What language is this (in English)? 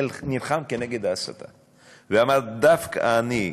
Hebrew